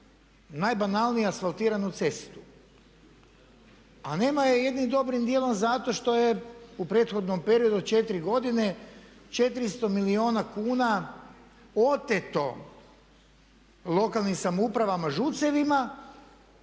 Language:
Croatian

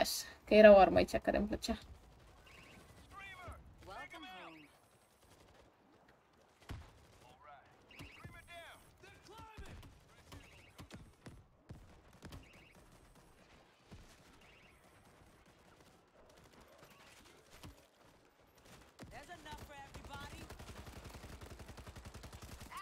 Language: Romanian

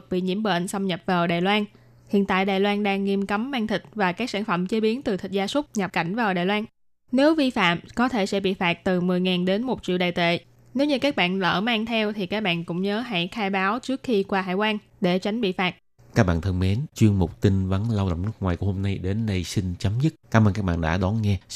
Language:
Vietnamese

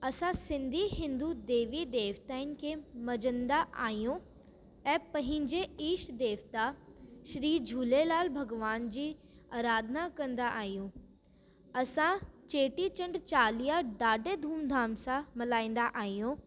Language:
Sindhi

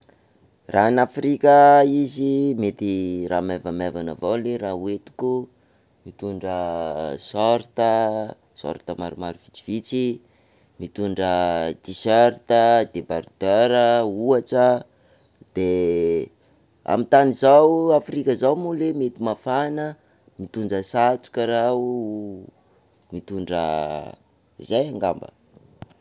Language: Sakalava Malagasy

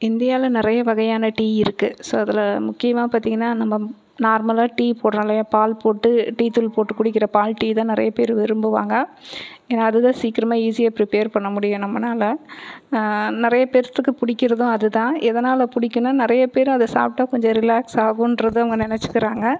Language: Tamil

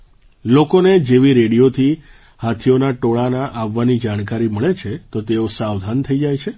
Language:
Gujarati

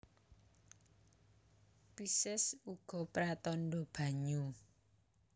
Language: Javanese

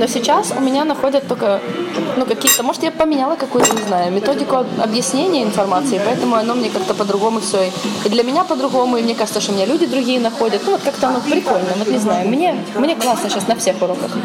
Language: Russian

